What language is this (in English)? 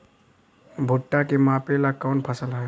Bhojpuri